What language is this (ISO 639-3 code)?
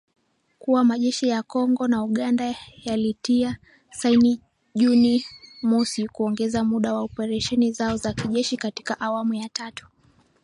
swa